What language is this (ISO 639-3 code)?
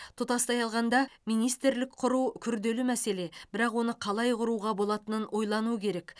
kaz